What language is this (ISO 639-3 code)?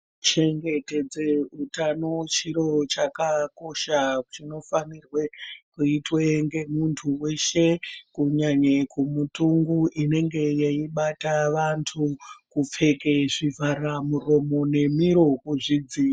ndc